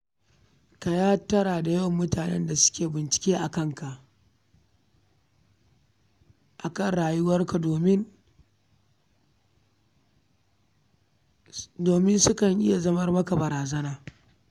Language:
Hausa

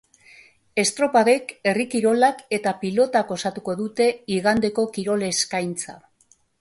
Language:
Basque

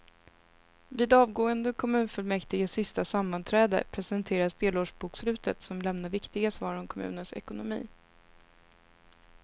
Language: Swedish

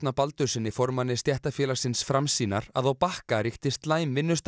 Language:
Icelandic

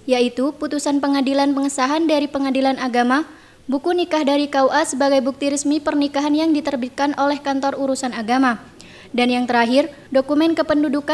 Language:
Indonesian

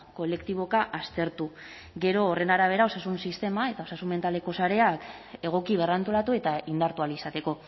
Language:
Basque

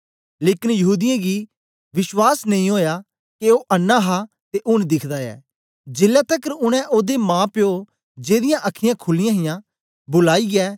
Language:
Dogri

